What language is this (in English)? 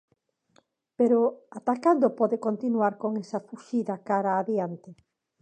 Galician